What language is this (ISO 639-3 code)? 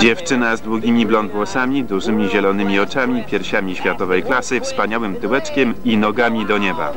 pol